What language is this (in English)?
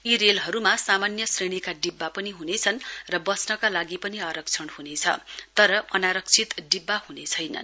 Nepali